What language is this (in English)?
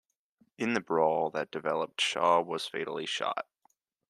English